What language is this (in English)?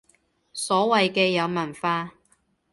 Cantonese